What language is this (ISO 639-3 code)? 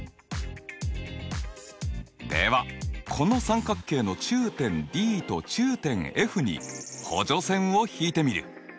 jpn